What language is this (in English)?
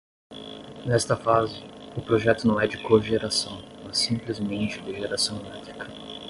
Portuguese